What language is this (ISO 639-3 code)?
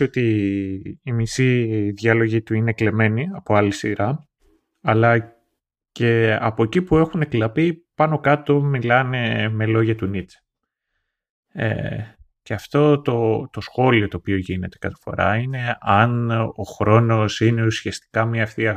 ell